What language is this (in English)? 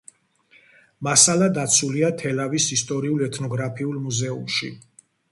Georgian